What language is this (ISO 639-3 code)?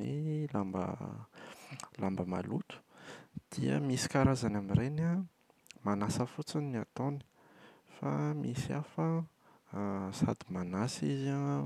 mlg